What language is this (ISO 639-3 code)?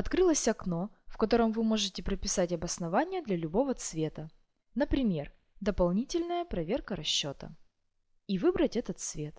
rus